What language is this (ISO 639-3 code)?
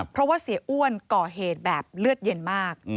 tha